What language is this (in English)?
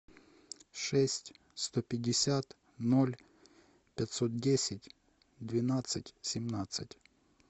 Russian